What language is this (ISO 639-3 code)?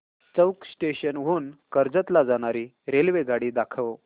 mar